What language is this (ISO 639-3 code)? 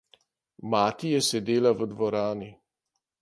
slv